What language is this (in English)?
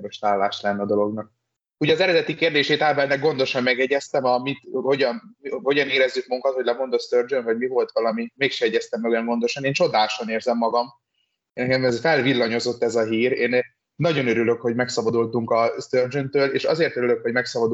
Hungarian